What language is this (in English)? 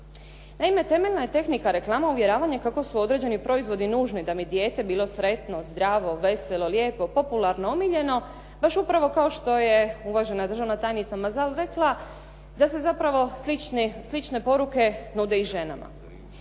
Croatian